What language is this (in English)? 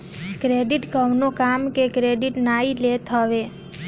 Bhojpuri